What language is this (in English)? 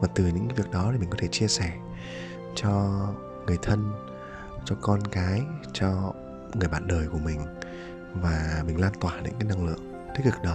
Vietnamese